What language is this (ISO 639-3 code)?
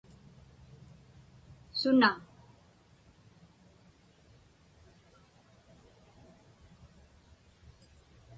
ipk